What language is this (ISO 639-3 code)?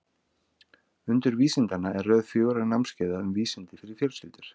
isl